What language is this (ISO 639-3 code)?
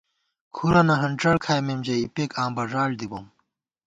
gwt